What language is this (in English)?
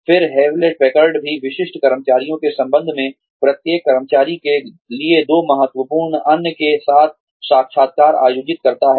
Hindi